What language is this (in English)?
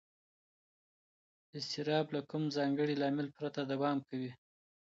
Pashto